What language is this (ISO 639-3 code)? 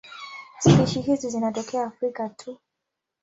swa